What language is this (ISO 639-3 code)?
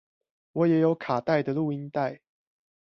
zho